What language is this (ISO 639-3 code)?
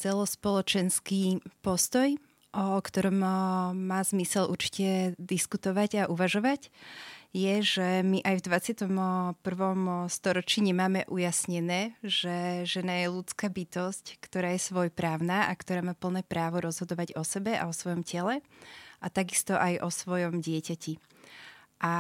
slk